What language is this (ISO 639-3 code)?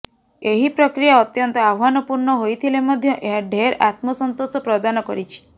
ori